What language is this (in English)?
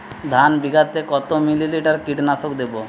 Bangla